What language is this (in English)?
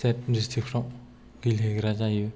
Bodo